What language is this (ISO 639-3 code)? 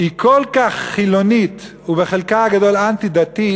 heb